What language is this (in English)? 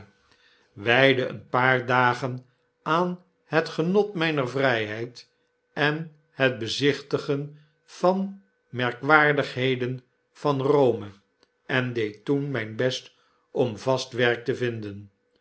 Dutch